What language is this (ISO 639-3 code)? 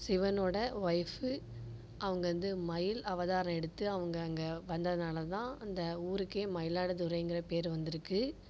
tam